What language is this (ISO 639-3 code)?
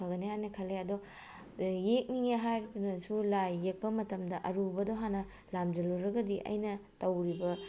mni